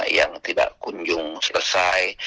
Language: Indonesian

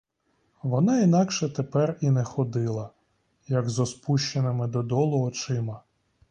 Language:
Ukrainian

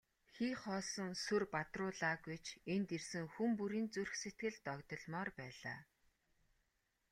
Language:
Mongolian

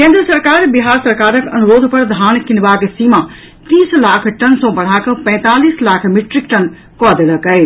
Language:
Maithili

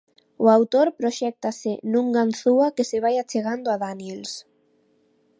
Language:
Galician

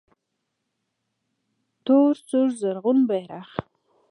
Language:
Pashto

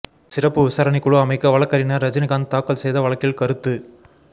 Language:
Tamil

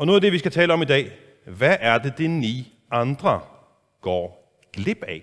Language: Danish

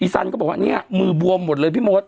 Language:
Thai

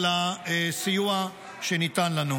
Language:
Hebrew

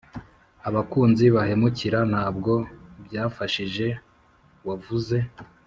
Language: Kinyarwanda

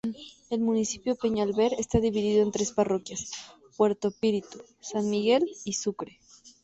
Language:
Spanish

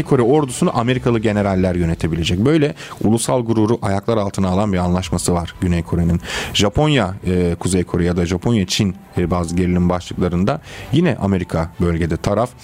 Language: Turkish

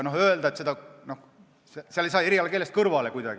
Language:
Estonian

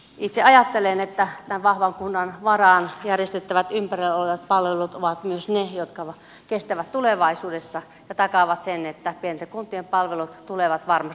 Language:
Finnish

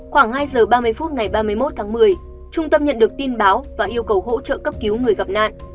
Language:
Vietnamese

